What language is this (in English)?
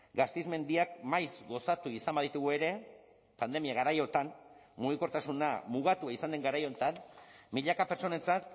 Basque